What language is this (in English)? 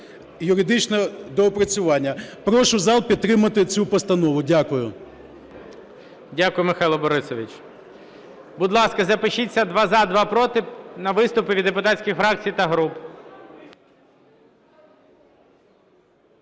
Ukrainian